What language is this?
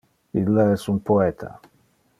Interlingua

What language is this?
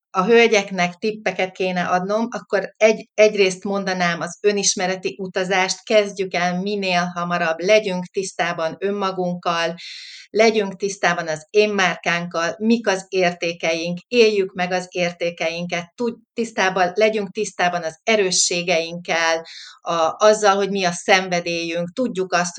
Hungarian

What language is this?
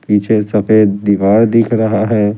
Hindi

